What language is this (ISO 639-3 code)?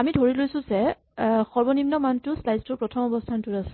asm